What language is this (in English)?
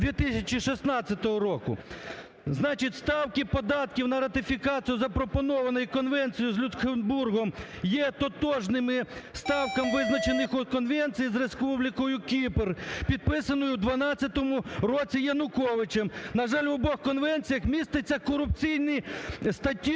Ukrainian